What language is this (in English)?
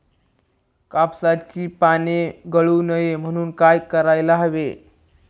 Marathi